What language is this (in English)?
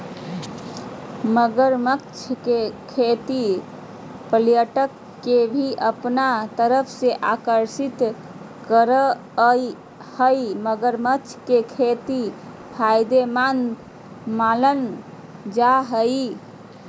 Magahi